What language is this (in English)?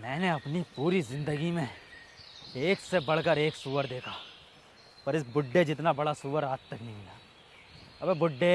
Hindi